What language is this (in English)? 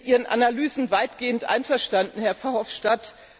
German